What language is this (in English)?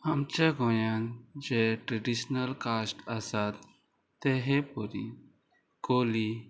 Konkani